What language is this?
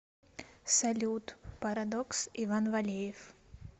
Russian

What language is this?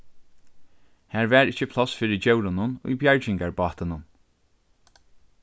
Faroese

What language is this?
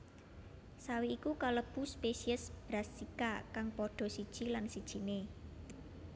Javanese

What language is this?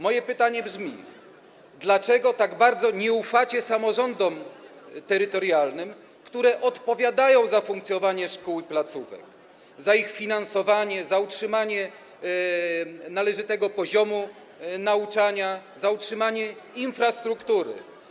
Polish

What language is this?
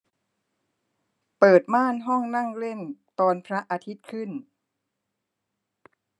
Thai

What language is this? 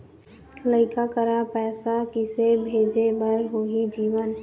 Chhattisgarhi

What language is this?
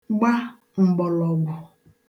Igbo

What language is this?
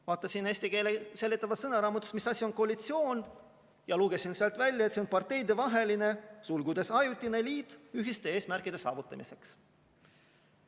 Estonian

